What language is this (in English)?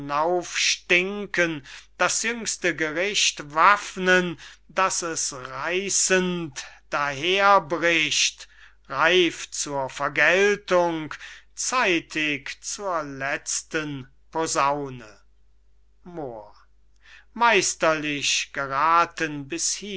German